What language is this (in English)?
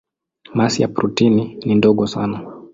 Swahili